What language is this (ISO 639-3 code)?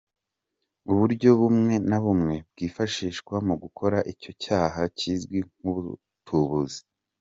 kin